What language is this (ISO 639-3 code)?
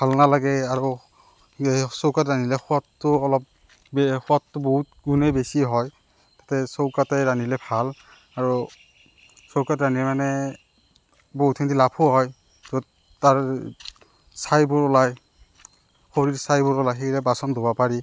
asm